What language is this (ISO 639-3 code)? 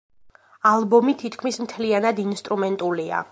kat